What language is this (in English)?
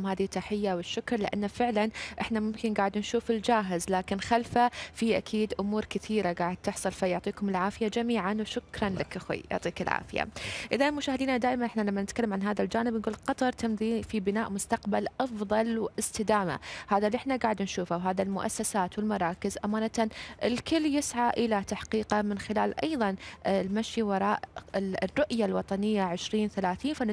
Arabic